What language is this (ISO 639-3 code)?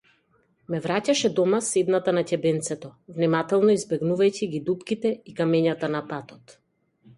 mkd